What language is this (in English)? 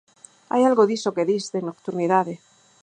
Galician